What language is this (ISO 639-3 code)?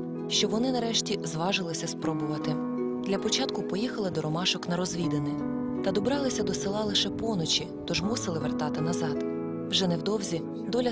ukr